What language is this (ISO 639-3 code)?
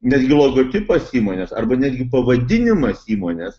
lit